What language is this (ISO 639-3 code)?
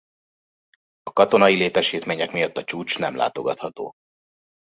hun